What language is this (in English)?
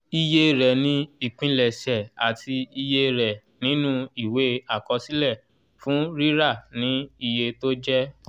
Yoruba